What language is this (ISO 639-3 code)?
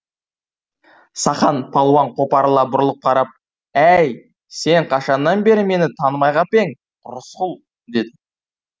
kaz